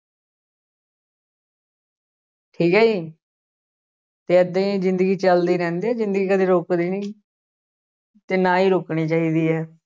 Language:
Punjabi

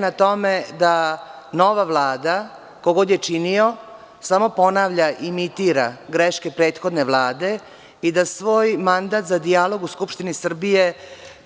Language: Serbian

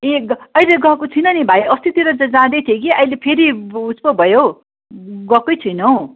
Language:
Nepali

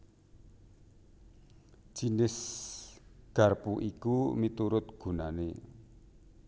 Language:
Javanese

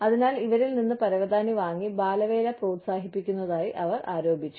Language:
Malayalam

